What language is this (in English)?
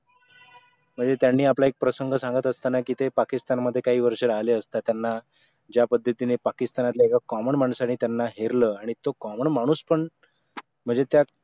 Marathi